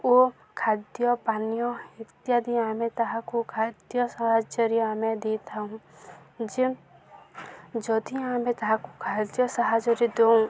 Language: Odia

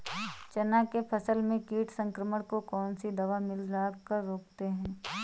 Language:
Hindi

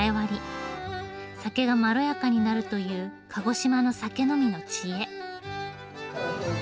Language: Japanese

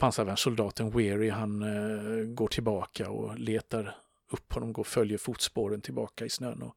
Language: Swedish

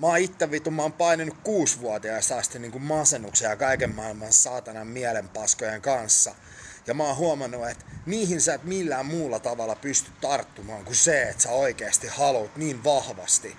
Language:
Finnish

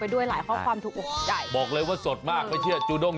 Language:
Thai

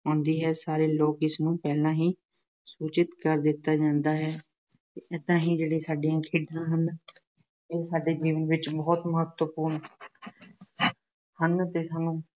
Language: Punjabi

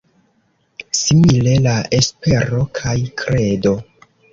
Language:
Esperanto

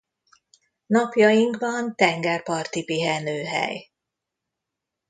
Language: Hungarian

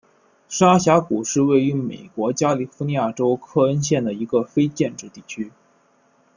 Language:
Chinese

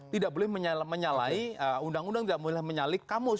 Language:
Indonesian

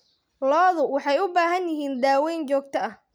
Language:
Somali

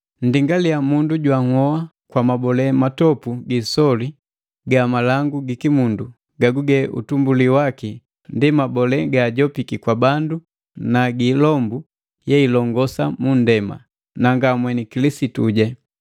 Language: Matengo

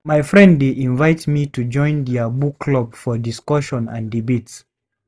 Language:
Nigerian Pidgin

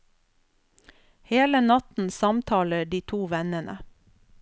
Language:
Norwegian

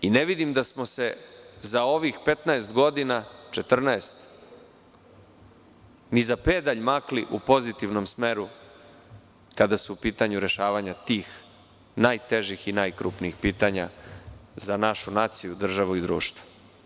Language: Serbian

